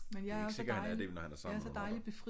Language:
Danish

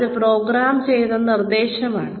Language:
Malayalam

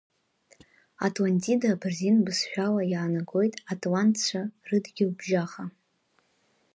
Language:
Abkhazian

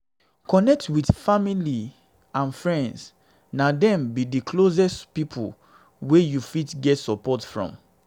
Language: Nigerian Pidgin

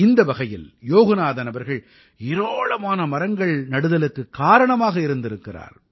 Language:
Tamil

